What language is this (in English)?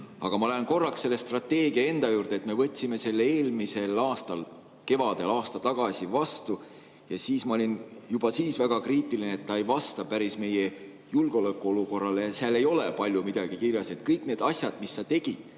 Estonian